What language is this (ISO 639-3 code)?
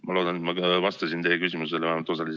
est